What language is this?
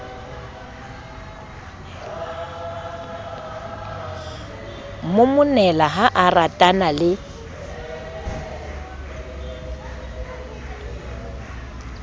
Southern Sotho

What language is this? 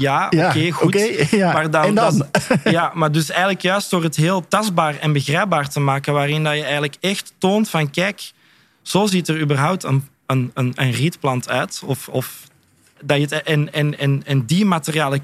Dutch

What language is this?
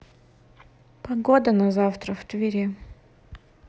Russian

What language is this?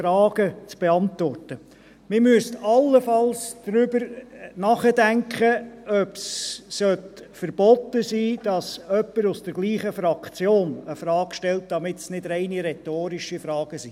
Swiss German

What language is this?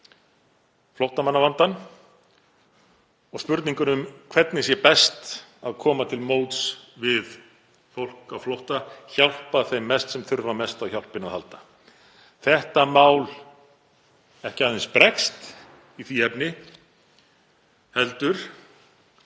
Icelandic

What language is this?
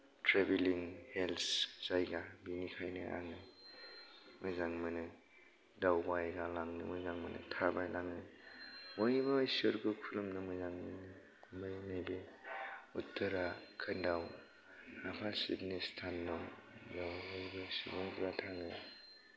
Bodo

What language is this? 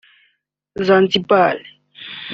Kinyarwanda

